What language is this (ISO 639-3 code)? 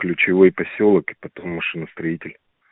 rus